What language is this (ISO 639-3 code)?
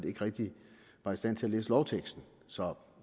dan